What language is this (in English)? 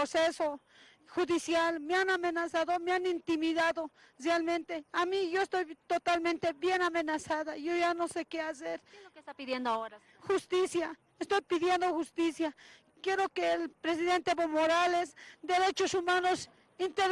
Spanish